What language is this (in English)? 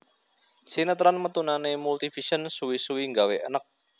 Javanese